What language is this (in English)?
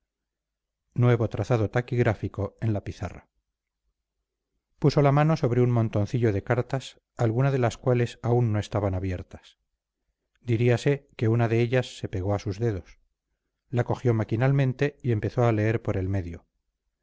Spanish